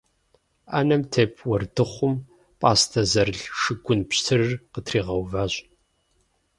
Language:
Kabardian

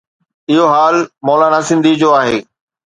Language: Sindhi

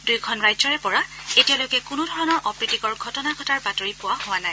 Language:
Assamese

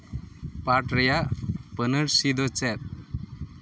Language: Santali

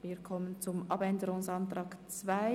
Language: Swiss German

